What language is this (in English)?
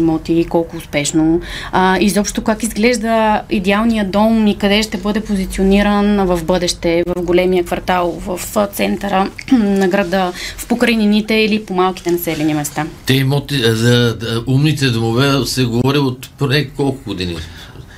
Bulgarian